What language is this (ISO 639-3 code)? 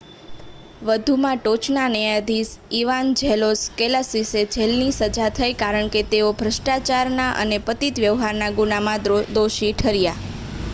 guj